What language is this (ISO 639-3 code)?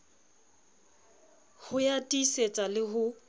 sot